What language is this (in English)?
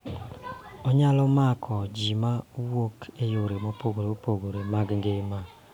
Luo (Kenya and Tanzania)